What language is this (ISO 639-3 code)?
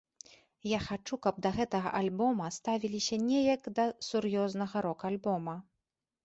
bel